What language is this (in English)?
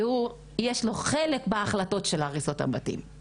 Hebrew